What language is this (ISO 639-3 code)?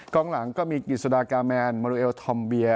tha